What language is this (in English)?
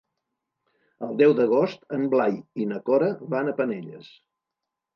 Catalan